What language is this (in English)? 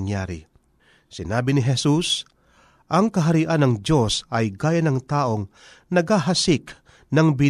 Filipino